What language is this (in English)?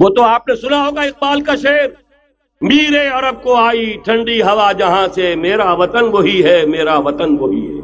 Urdu